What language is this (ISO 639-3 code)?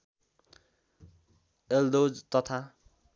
nep